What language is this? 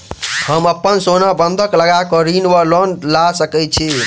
Maithili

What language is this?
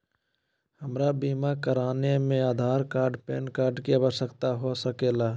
Magahi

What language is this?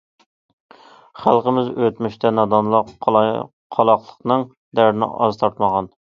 Uyghur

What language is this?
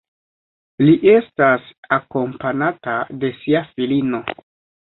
Esperanto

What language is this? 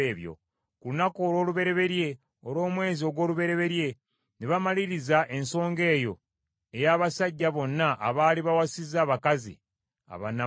Ganda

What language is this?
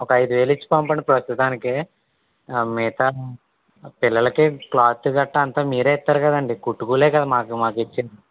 Telugu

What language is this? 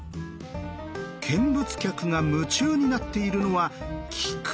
Japanese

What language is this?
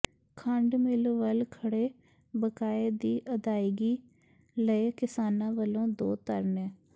Punjabi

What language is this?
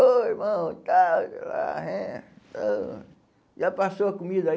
Portuguese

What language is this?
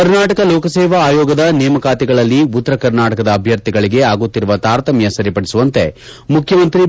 Kannada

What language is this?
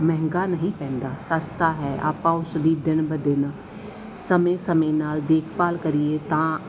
Punjabi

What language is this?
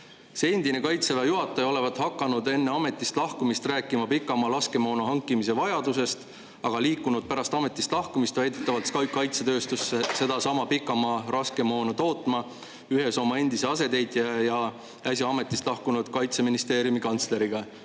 Estonian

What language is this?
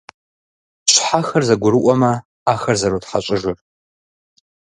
Kabardian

